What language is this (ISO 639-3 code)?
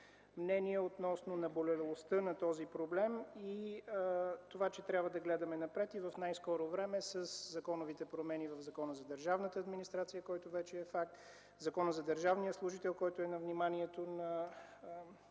bul